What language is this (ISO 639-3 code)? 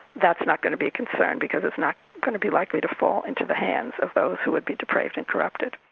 eng